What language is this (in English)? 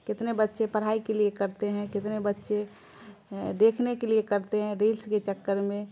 Urdu